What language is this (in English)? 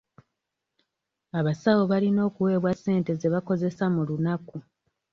Ganda